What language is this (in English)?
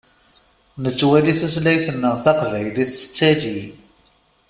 Kabyle